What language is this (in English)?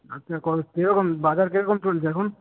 Bangla